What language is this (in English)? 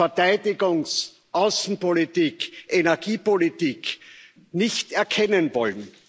German